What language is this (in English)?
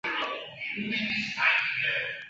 Chinese